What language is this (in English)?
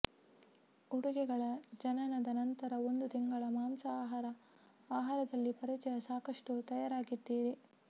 Kannada